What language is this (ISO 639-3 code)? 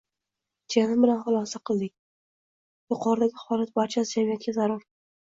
uzb